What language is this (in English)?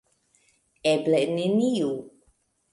Esperanto